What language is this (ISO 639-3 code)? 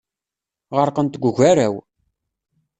kab